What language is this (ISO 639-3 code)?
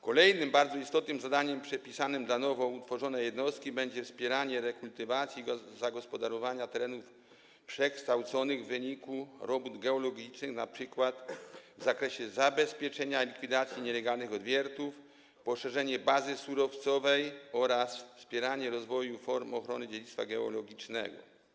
pol